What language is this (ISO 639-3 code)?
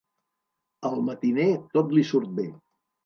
cat